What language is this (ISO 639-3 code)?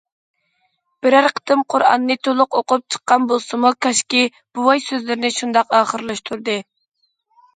uig